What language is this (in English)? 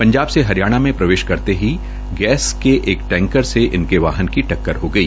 Hindi